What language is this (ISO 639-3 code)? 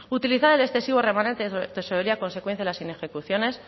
spa